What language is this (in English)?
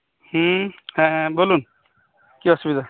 Santali